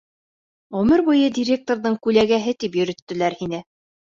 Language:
Bashkir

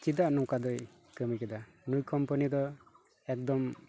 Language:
Santali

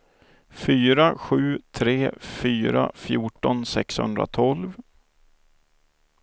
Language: Swedish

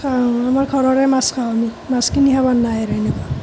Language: Assamese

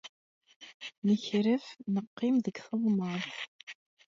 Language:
Kabyle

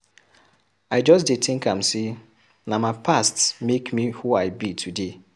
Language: Nigerian Pidgin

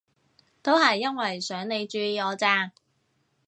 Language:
Cantonese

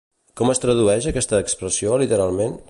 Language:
Catalan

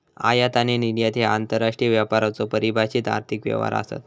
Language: Marathi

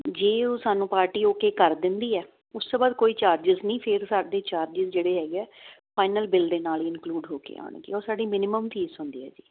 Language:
Punjabi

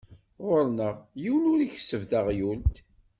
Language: Kabyle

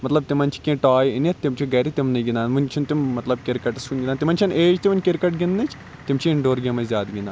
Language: Kashmiri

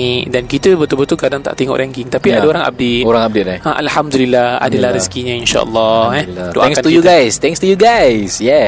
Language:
Malay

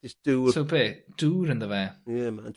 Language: Welsh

